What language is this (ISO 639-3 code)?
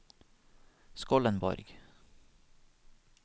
nor